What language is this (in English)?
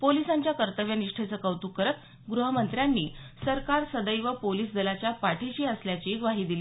Marathi